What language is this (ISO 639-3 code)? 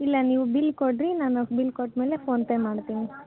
kan